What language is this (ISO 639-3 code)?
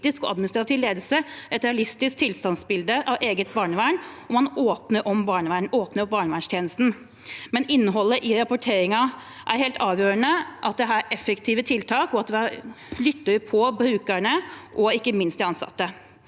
nor